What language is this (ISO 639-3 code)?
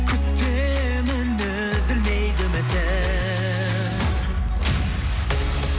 kaz